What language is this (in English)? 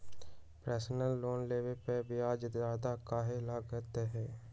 Magahi